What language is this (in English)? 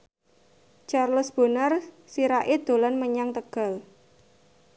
Javanese